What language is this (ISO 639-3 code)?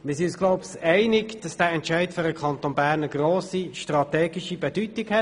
gsw